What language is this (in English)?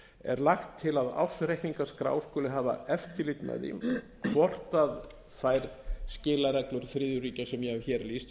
Icelandic